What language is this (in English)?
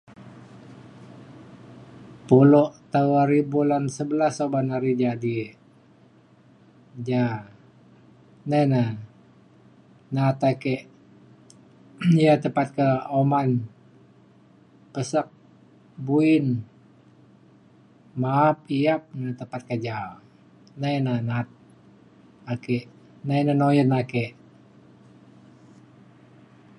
Mainstream Kenyah